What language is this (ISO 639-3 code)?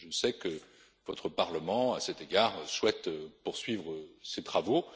fra